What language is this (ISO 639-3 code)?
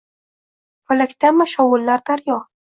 uzb